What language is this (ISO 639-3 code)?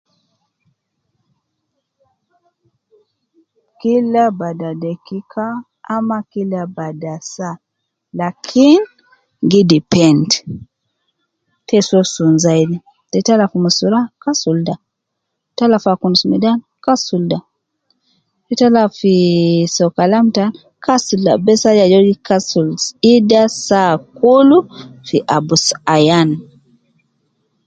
kcn